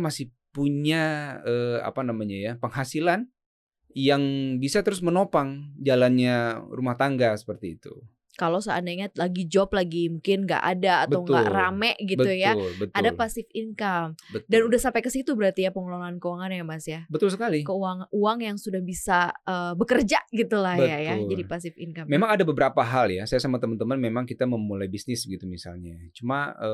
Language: Indonesian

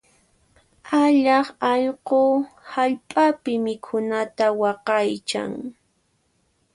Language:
Puno Quechua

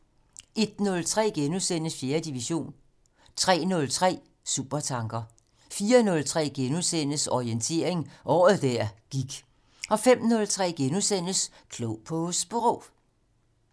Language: Danish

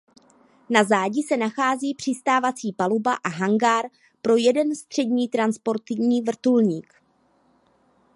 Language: Czech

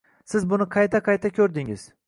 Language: Uzbek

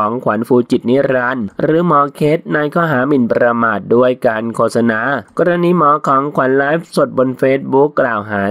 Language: Thai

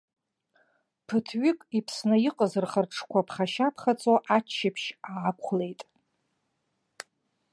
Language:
Abkhazian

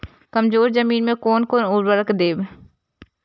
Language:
Maithili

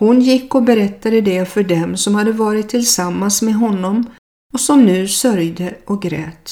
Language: Swedish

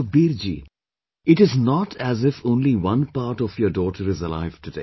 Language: English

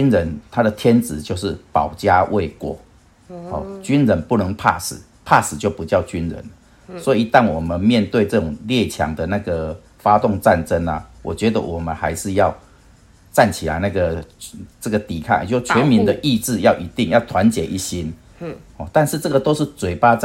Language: Chinese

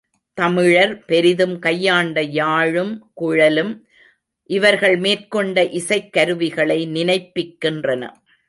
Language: Tamil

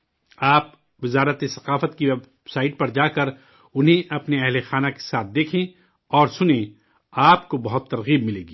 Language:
Urdu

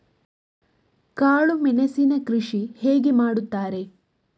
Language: Kannada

